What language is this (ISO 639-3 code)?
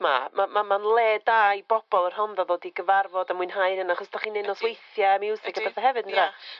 cym